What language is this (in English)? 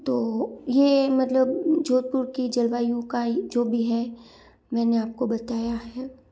Hindi